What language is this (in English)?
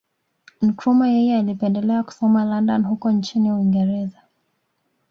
Swahili